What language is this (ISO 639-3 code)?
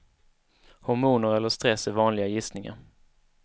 swe